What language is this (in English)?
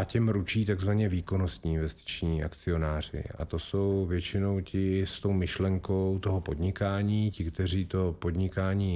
Czech